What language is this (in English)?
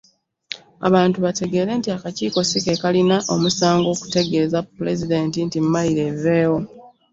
Ganda